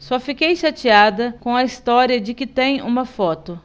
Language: Portuguese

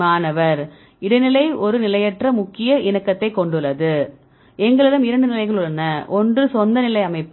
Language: Tamil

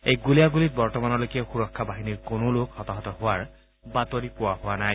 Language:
Assamese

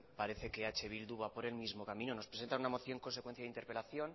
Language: Spanish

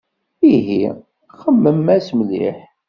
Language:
Kabyle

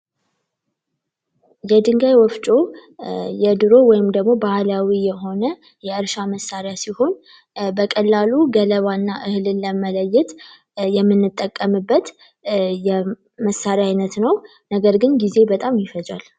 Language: Amharic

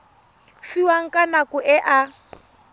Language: Tswana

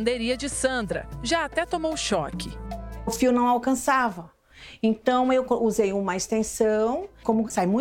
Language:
Portuguese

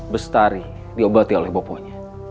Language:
Indonesian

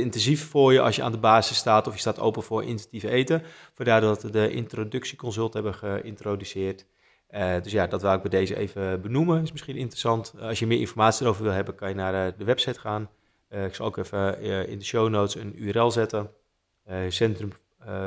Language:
Dutch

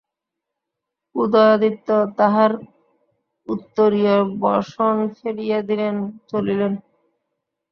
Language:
Bangla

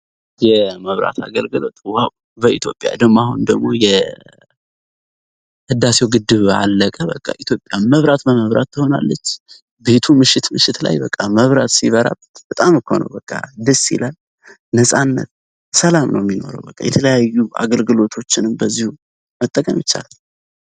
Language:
Amharic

